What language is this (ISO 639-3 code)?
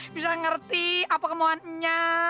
ind